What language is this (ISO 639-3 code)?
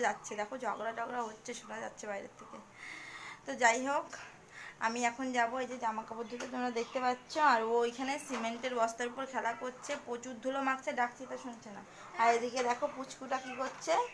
ron